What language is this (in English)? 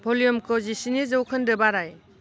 Bodo